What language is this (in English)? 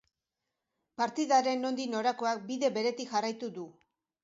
Basque